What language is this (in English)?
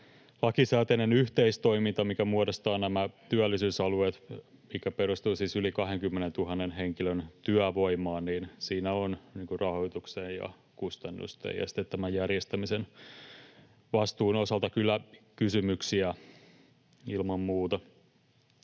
Finnish